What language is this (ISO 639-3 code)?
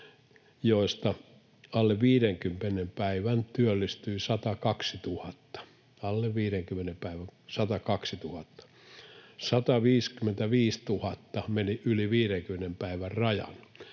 fin